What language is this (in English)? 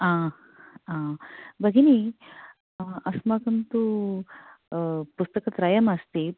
Sanskrit